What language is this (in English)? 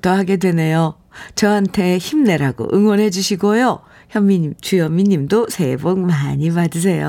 Korean